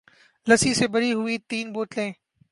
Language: Urdu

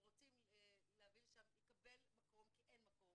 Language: Hebrew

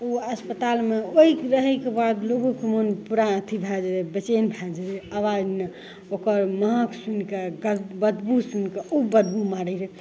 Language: Maithili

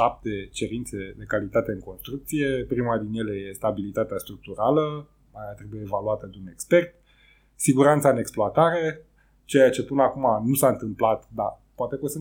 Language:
Romanian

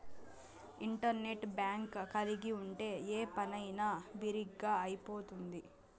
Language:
Telugu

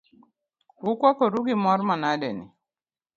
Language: Luo (Kenya and Tanzania)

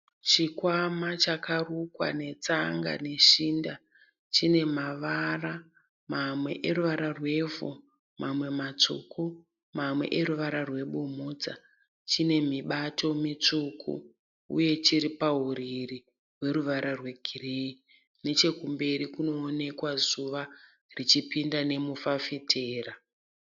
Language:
Shona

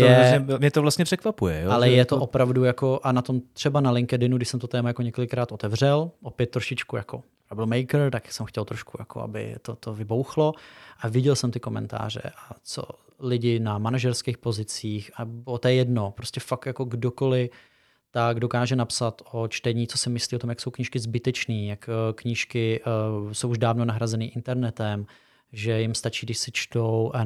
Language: Czech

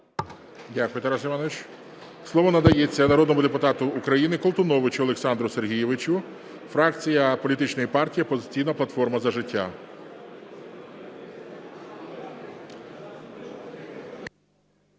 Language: Ukrainian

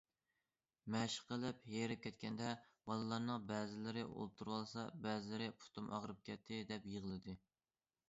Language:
Uyghur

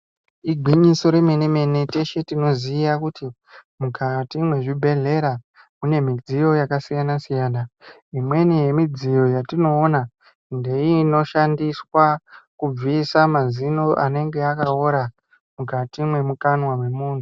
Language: Ndau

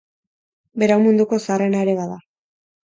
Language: Basque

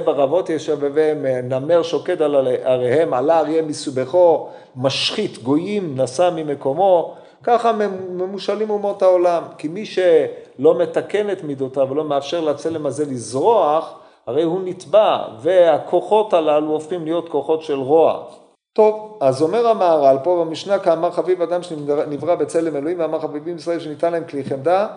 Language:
Hebrew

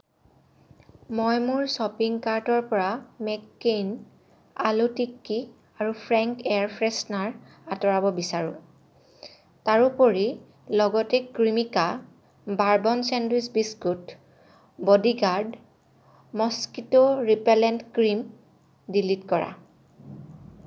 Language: Assamese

